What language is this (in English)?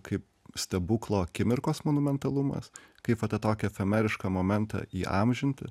Lithuanian